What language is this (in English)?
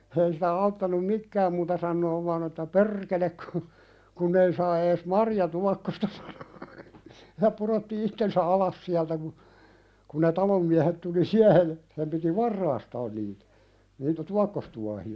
Finnish